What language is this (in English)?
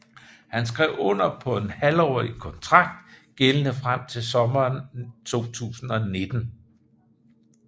Danish